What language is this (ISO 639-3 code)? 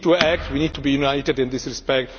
eng